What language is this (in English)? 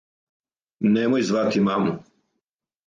Serbian